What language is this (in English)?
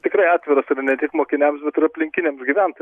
Lithuanian